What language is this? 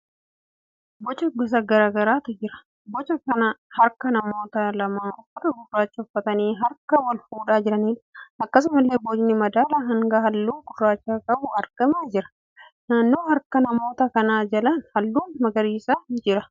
Oromo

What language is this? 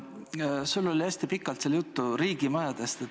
Estonian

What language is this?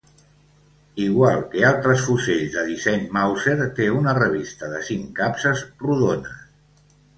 Catalan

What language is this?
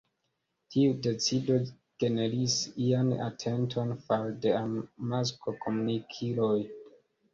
Esperanto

